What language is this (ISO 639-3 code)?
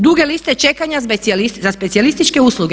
hrv